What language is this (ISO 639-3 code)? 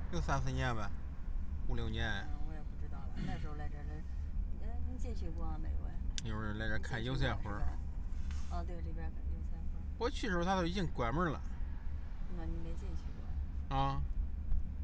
zho